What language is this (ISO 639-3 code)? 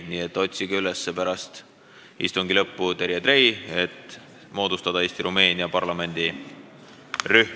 est